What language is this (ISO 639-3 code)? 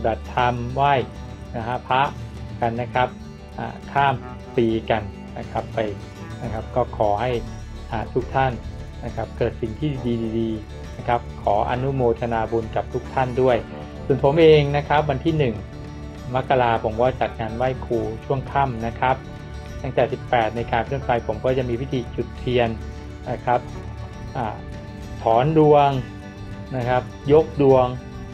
tha